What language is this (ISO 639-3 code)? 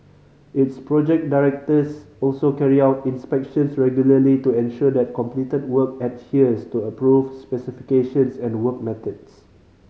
eng